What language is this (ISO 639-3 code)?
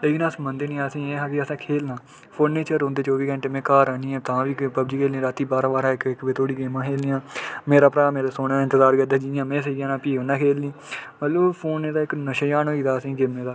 doi